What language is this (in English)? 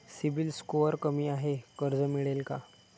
Marathi